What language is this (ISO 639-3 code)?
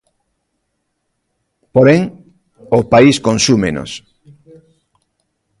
glg